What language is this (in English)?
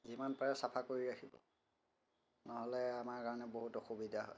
Assamese